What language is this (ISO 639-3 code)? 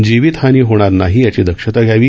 mar